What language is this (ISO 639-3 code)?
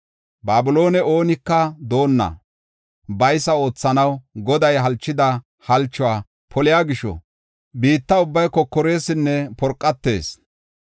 gof